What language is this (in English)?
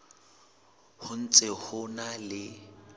Southern Sotho